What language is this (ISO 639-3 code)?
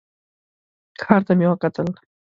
pus